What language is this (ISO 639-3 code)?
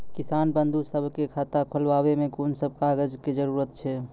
mai